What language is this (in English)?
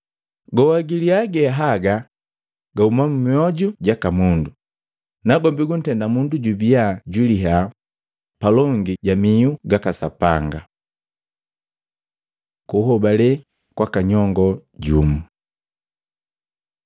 Matengo